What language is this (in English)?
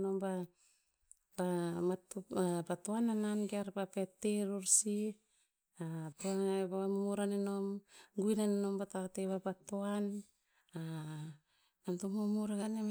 Tinputz